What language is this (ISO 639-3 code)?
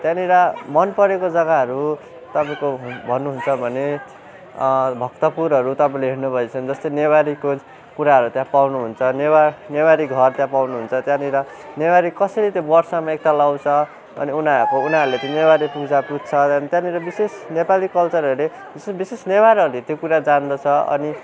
nep